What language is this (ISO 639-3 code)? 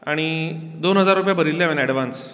kok